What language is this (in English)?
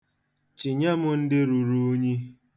Igbo